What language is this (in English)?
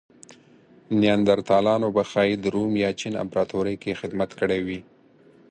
Pashto